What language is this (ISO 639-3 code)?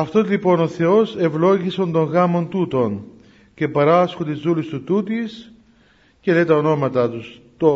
ell